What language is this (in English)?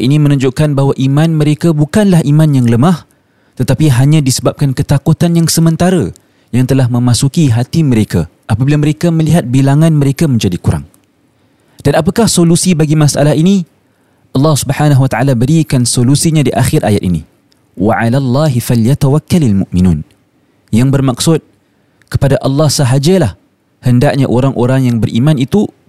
Malay